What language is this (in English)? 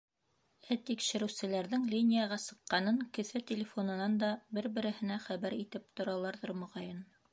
Bashkir